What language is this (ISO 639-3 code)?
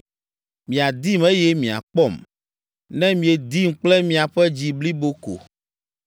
ewe